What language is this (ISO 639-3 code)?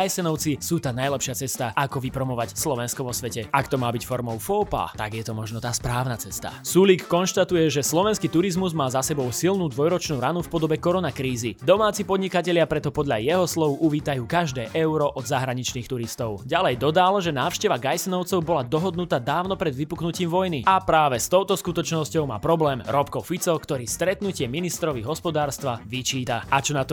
slk